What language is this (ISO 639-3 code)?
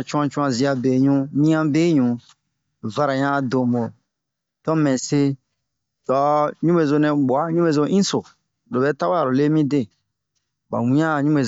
bmq